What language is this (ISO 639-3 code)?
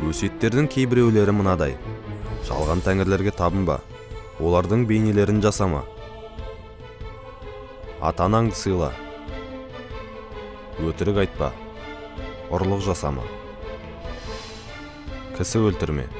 tur